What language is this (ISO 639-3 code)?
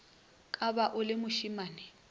nso